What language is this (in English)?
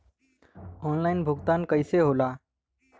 Bhojpuri